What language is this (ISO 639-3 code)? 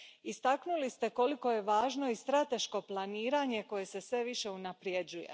hrv